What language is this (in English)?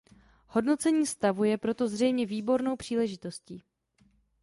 Czech